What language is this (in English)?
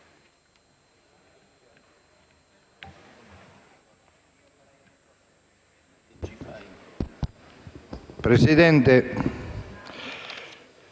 Italian